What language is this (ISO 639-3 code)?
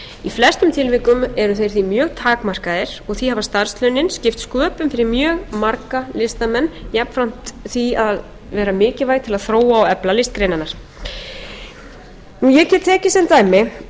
isl